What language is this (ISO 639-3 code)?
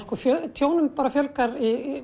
isl